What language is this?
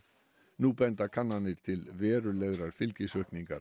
Icelandic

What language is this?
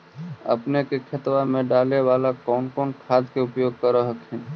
Magahi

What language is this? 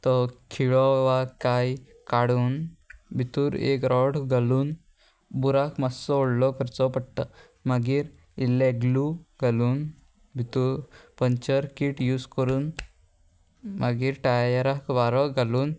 Konkani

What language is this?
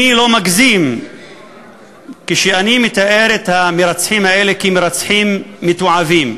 Hebrew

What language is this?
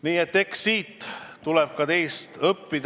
Estonian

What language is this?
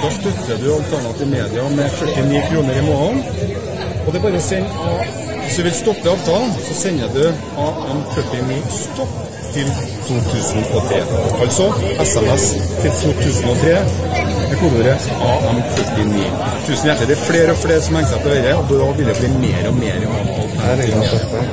Norwegian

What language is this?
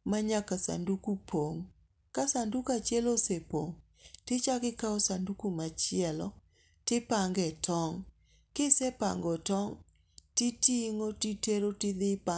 Luo (Kenya and Tanzania)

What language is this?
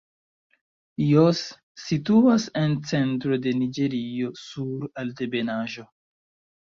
Esperanto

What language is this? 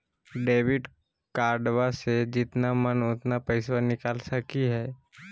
Magahi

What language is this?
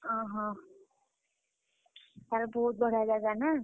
Odia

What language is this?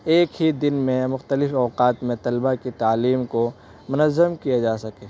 Urdu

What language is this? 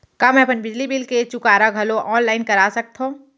Chhattisgarhi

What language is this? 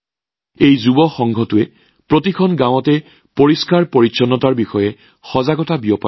Assamese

